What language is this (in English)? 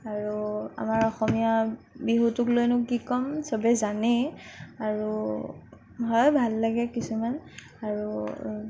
Assamese